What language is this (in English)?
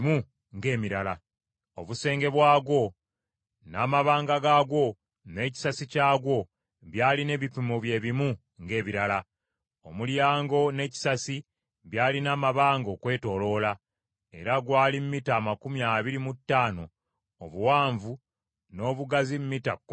Ganda